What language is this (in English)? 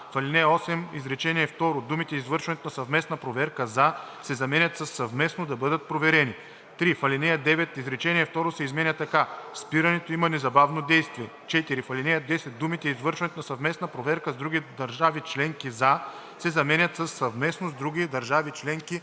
Bulgarian